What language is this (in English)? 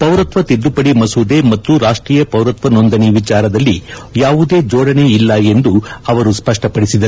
Kannada